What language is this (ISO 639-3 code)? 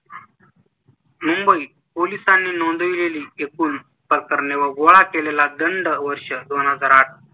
mar